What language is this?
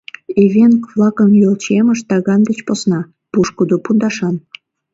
Mari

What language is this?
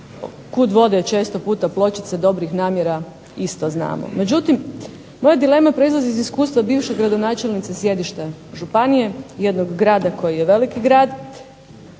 Croatian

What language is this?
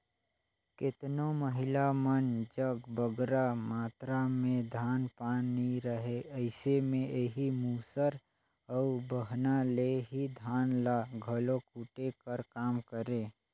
Chhattisgarhi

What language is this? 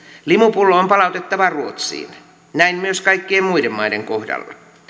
Finnish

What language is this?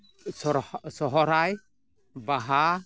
Santali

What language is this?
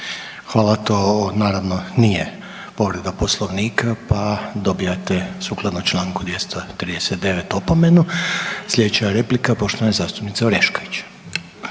Croatian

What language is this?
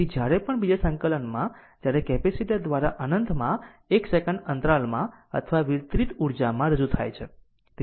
Gujarati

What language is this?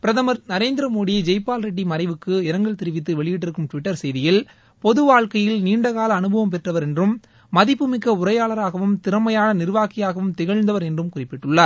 Tamil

